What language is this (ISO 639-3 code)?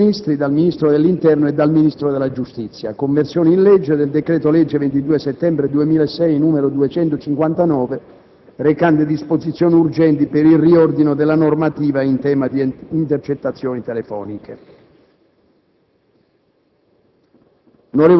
ita